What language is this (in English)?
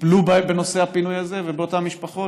Hebrew